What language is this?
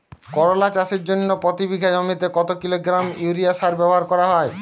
Bangla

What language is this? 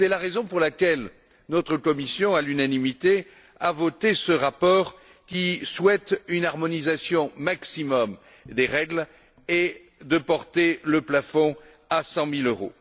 French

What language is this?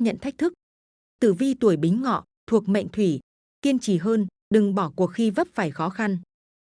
Vietnamese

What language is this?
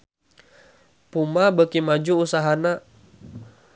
Sundanese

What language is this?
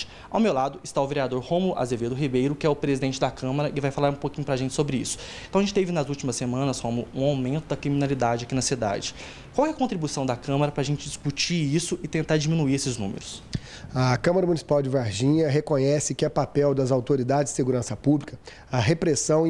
Portuguese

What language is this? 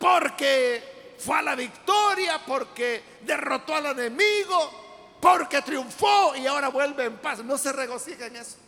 Spanish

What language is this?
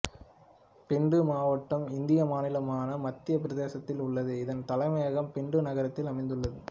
Tamil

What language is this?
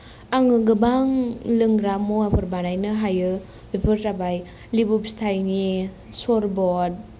Bodo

